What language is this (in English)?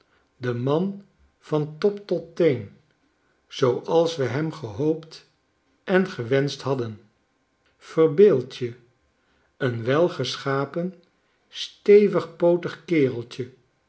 Dutch